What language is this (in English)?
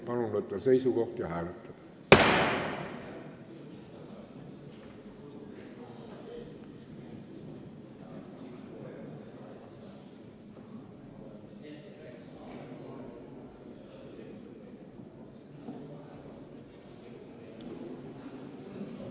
Estonian